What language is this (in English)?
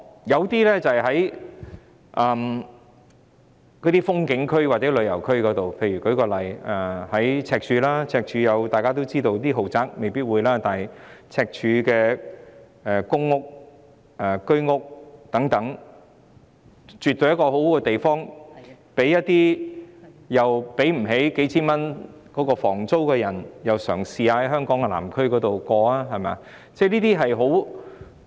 Cantonese